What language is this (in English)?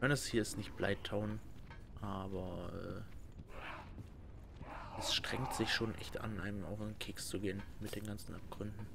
German